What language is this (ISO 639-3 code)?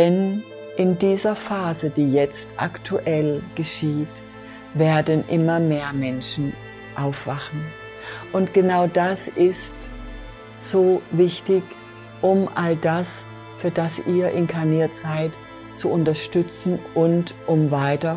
deu